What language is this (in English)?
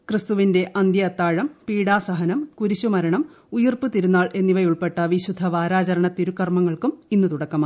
Malayalam